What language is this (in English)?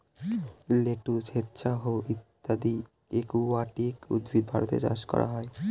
Bangla